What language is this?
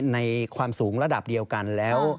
Thai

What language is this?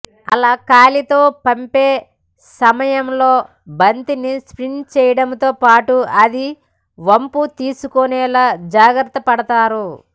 Telugu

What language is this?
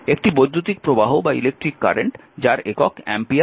Bangla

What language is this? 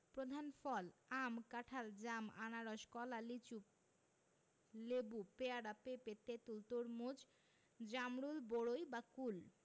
Bangla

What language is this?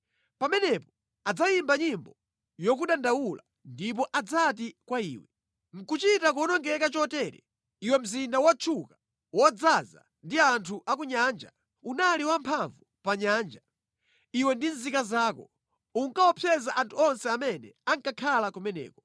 Nyanja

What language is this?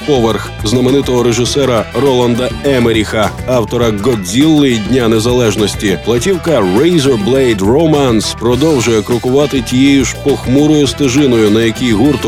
Ukrainian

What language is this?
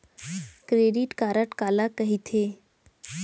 Chhattisgarhi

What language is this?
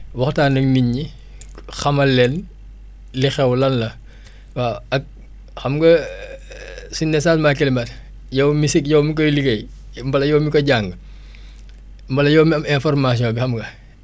Wolof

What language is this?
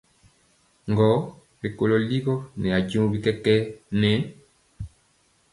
Mpiemo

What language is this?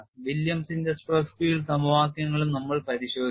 Malayalam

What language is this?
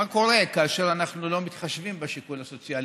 Hebrew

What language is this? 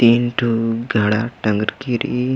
Kurukh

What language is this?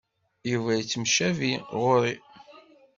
Kabyle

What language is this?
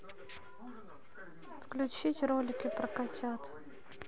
Russian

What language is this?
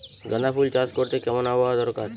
Bangla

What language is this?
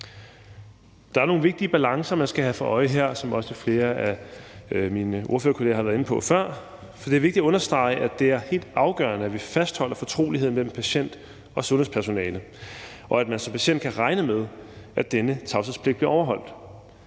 Danish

